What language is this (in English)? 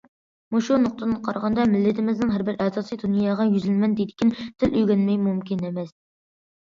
Uyghur